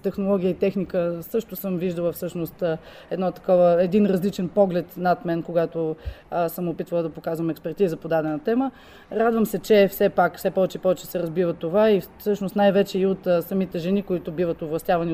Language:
Bulgarian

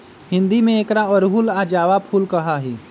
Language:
Magahi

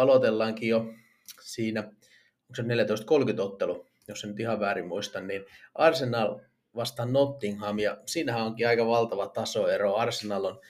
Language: Finnish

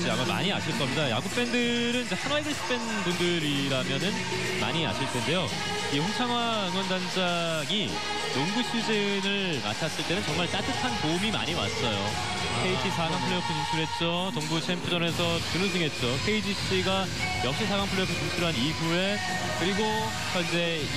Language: Korean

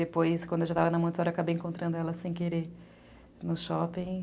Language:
Portuguese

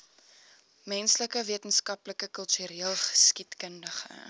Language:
Afrikaans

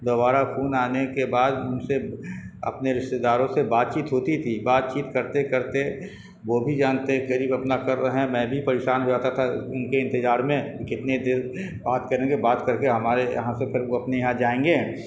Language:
Urdu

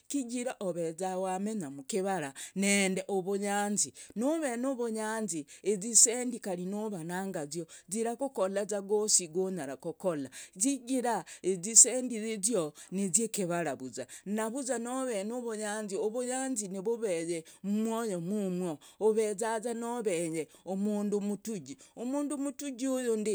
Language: Logooli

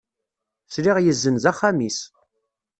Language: Kabyle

